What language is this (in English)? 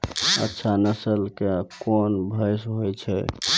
Maithili